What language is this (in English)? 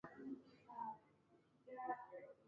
Igbo